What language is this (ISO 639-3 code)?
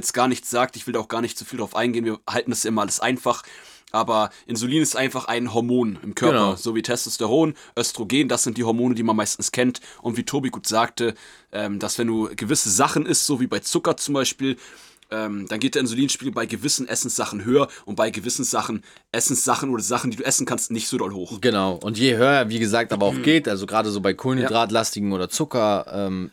deu